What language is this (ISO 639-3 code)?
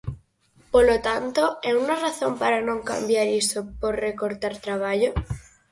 glg